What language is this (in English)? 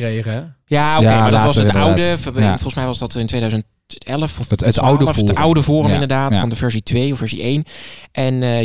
Dutch